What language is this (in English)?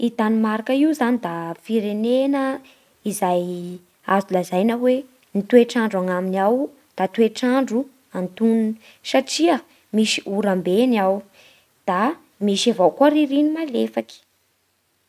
Bara Malagasy